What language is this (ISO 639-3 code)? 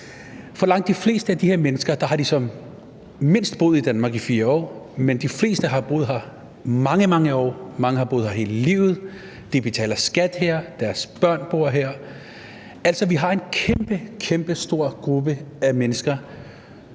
dan